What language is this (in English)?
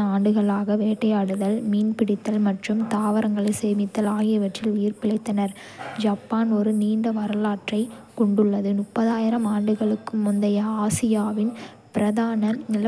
Kota (India)